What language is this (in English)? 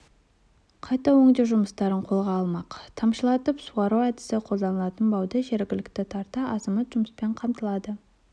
Kazakh